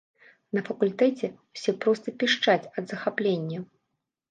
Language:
Belarusian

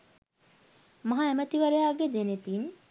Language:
Sinhala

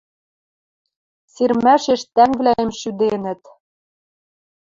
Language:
Western Mari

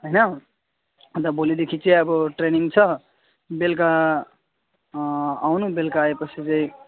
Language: Nepali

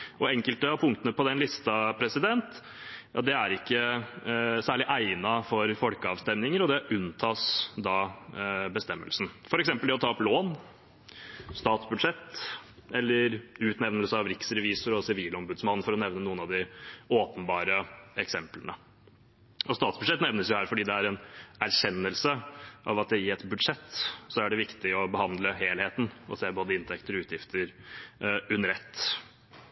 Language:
Norwegian Bokmål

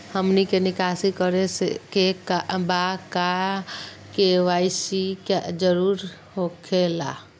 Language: Magahi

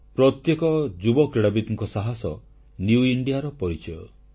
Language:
Odia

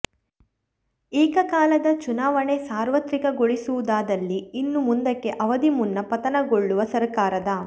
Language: Kannada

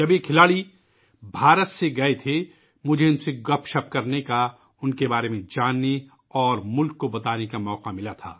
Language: Urdu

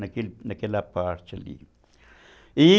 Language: Portuguese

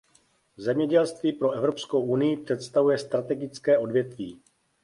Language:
Czech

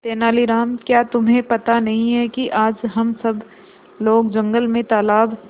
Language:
Hindi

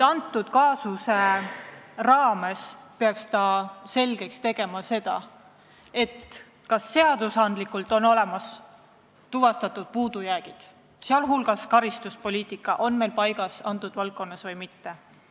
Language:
Estonian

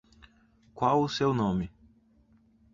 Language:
Portuguese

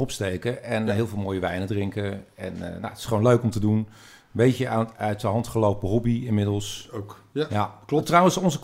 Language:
Dutch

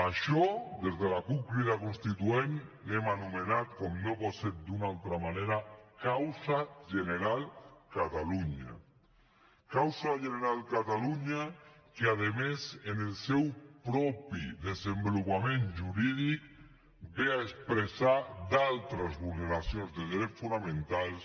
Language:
Catalan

